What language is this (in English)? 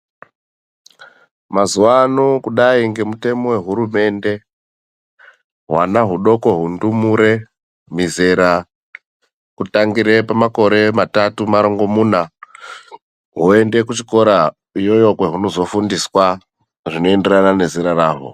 Ndau